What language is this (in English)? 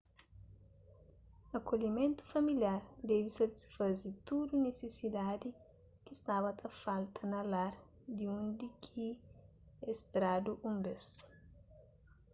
Kabuverdianu